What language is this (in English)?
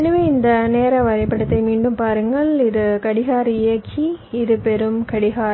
Tamil